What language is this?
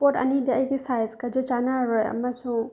Manipuri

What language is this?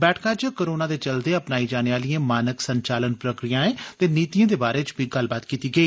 Dogri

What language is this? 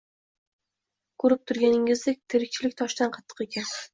Uzbek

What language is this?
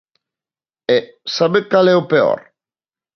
Galician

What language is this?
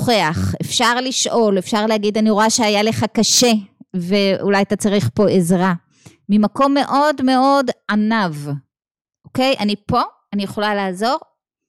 Hebrew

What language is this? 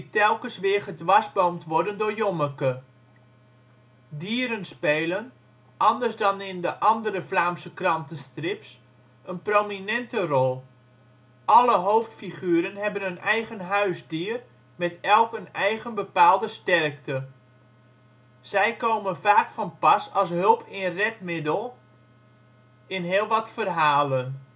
Dutch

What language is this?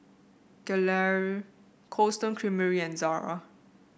English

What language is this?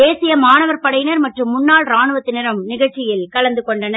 Tamil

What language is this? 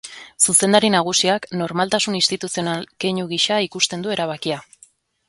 Basque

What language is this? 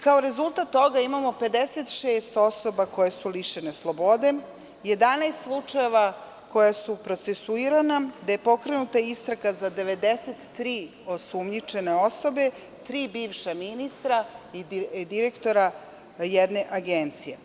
Serbian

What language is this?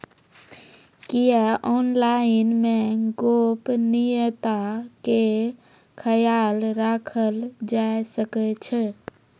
Maithili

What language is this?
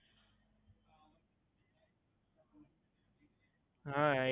Gujarati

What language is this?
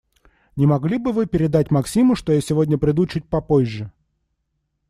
Russian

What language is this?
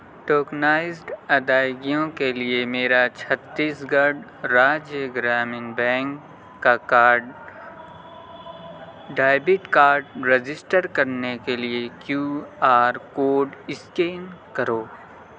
Urdu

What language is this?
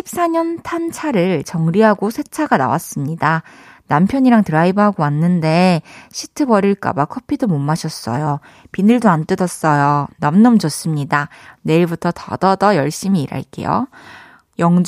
Korean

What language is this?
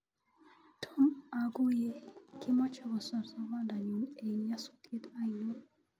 Kalenjin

